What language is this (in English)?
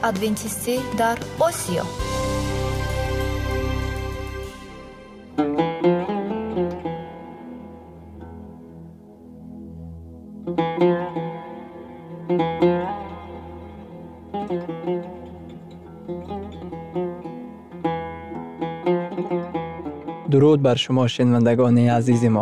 Persian